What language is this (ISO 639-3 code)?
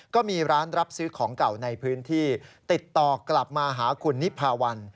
tha